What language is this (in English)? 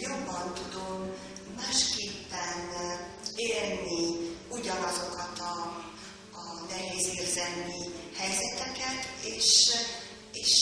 Hungarian